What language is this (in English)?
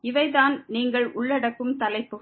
Tamil